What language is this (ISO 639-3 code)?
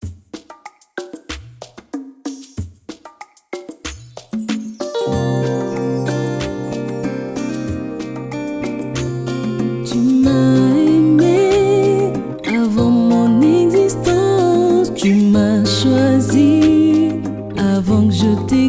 fra